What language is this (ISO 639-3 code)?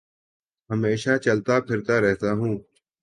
urd